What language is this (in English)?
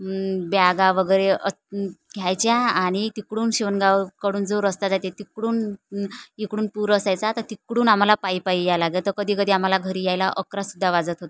Marathi